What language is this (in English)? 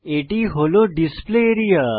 Bangla